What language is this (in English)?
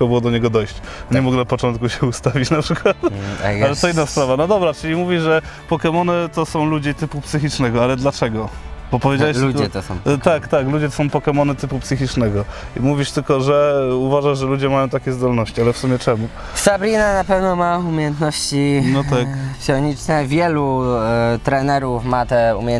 Polish